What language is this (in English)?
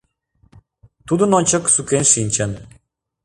Mari